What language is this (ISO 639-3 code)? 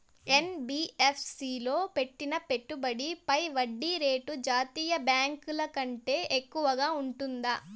tel